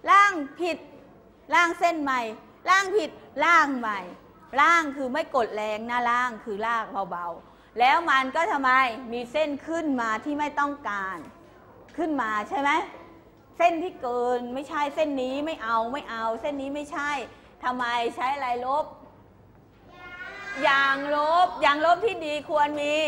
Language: Thai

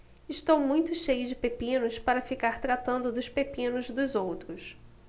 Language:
Portuguese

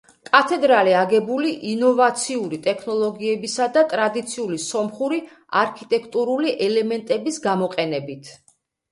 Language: Georgian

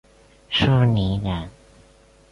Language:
Chinese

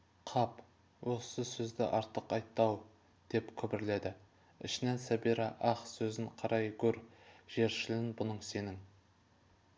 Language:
Kazakh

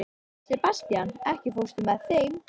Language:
Icelandic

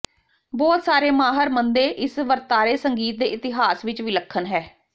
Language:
Punjabi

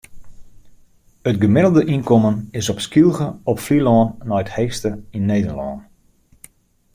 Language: Western Frisian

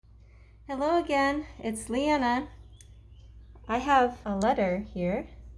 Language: English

